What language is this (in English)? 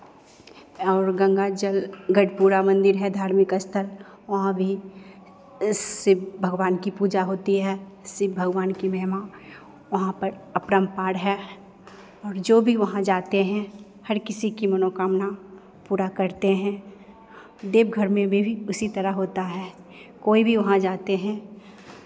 Hindi